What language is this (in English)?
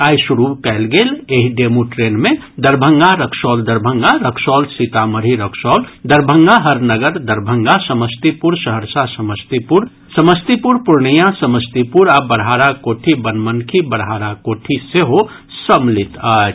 Maithili